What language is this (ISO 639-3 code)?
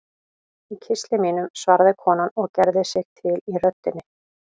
isl